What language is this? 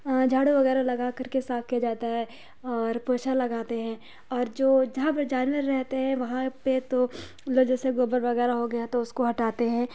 Urdu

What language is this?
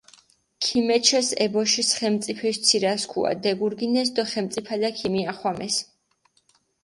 Mingrelian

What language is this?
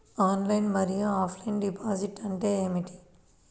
Telugu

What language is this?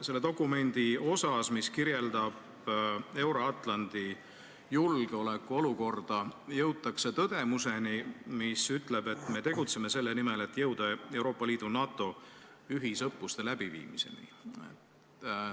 Estonian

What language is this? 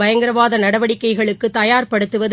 Tamil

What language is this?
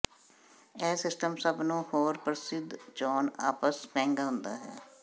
Punjabi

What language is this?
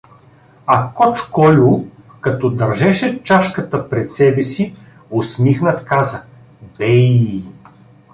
Bulgarian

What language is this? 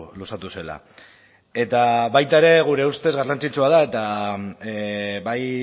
Basque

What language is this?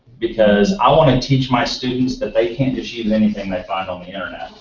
English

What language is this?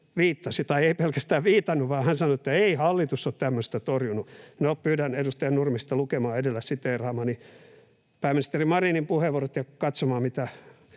Finnish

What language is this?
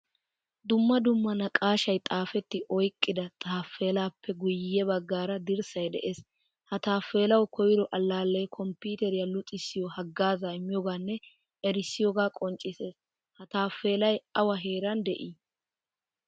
Wolaytta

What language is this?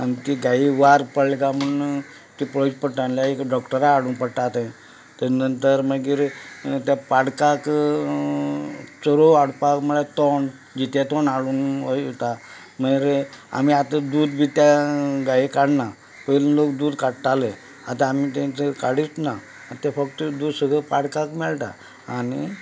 Konkani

